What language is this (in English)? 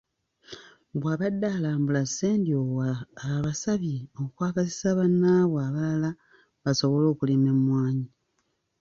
Ganda